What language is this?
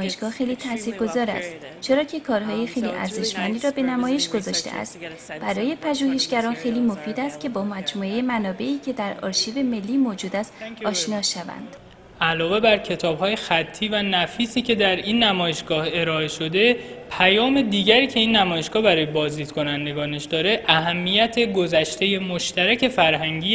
Persian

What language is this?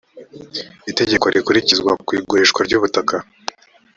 Kinyarwanda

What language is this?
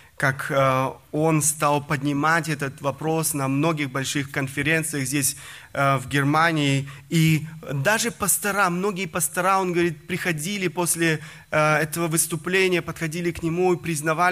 Russian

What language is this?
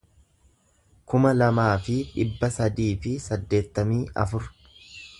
Oromo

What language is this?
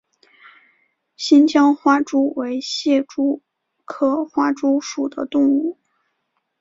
Chinese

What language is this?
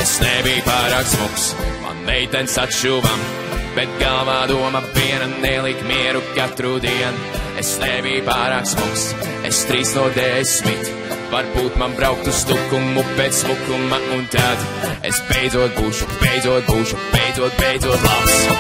Latvian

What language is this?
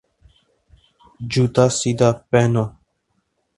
Urdu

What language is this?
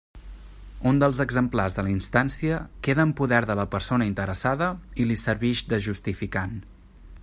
Catalan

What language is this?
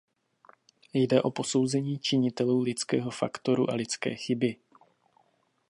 Czech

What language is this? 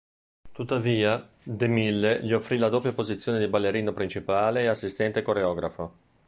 Italian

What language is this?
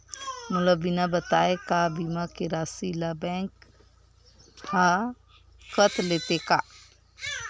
Chhattisgarhi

